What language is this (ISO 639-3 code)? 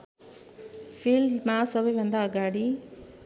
nep